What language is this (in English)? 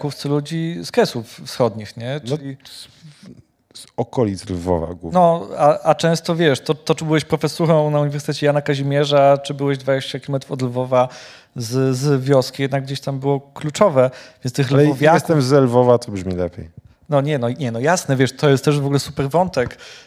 Polish